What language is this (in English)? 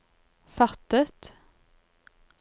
Norwegian